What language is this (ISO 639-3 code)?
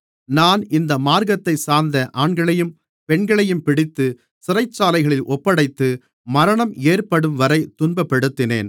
tam